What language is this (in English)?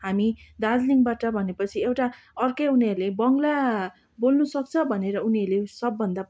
Nepali